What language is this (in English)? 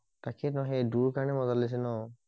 Assamese